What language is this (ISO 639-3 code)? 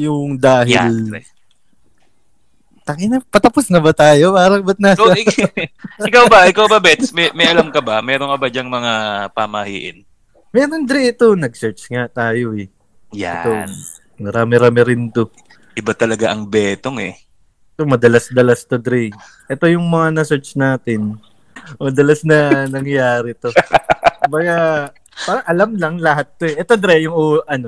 fil